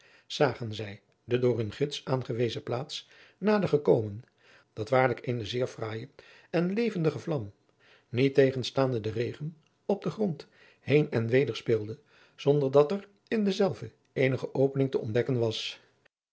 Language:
Dutch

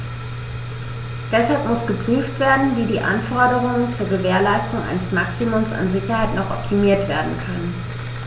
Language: German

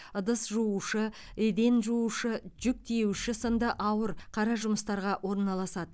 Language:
Kazakh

